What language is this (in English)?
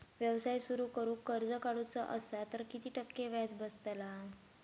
Marathi